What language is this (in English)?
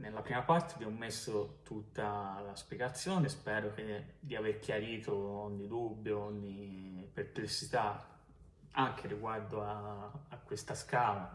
Italian